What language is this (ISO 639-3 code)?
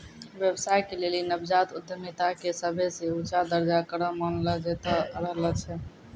mai